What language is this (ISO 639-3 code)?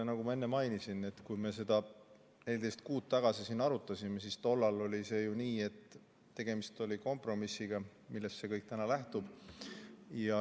est